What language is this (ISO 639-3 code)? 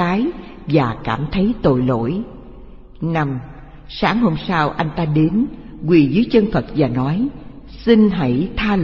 vie